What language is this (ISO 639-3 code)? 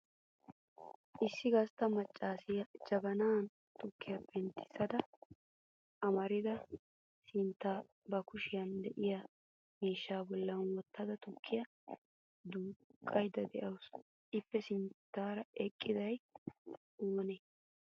wal